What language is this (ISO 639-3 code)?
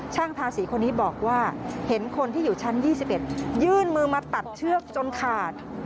tha